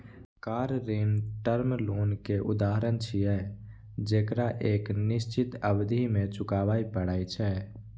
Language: Maithili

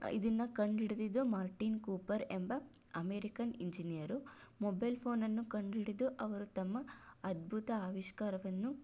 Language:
Kannada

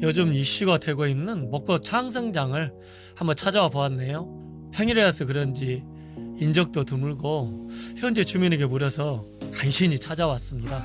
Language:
Korean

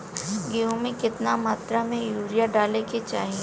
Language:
Bhojpuri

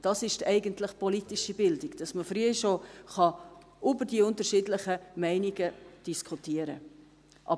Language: Swiss German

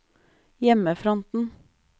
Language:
Norwegian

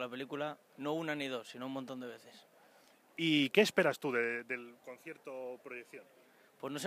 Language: Spanish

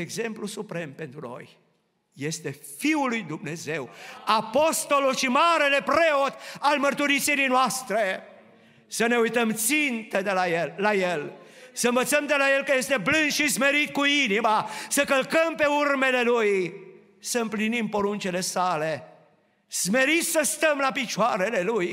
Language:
Romanian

